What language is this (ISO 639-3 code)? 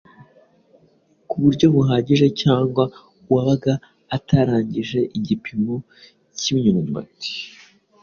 kin